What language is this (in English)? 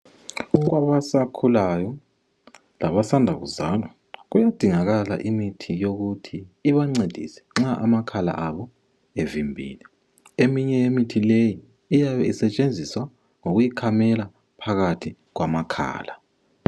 North Ndebele